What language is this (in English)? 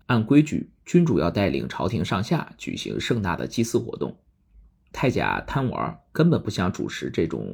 Chinese